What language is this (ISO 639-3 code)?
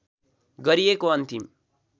nep